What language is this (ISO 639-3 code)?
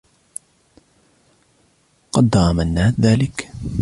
ara